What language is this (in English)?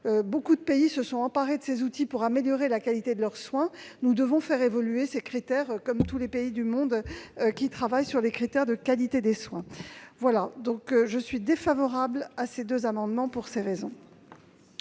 French